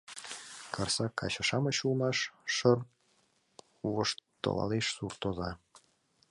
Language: Mari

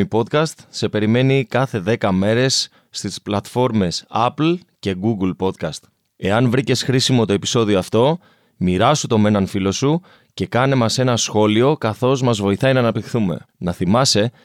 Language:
Greek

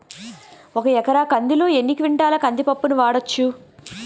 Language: Telugu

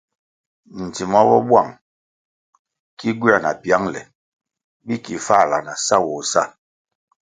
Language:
Kwasio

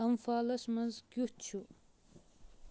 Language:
Kashmiri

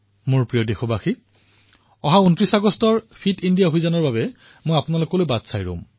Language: Assamese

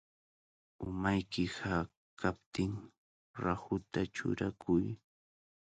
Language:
Cajatambo North Lima Quechua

